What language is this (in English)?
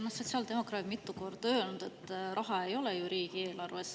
Estonian